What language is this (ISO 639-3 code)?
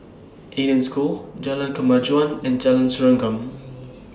eng